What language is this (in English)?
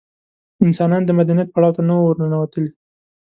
Pashto